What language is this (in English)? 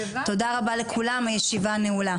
Hebrew